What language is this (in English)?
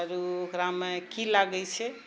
Maithili